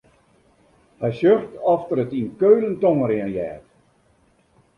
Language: Western Frisian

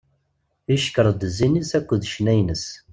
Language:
Kabyle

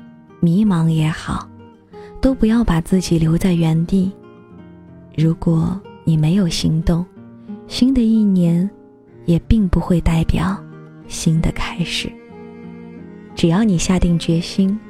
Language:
Chinese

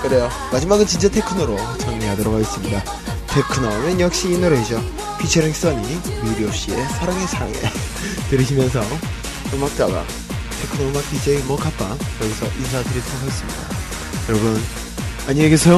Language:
Korean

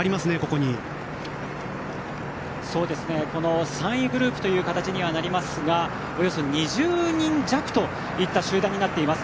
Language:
Japanese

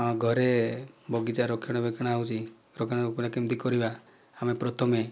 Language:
Odia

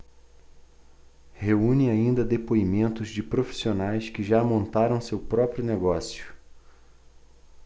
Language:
Portuguese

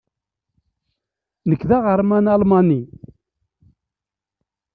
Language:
Kabyle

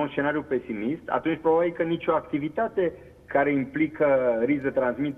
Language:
Romanian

